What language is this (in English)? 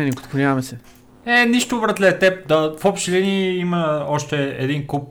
Bulgarian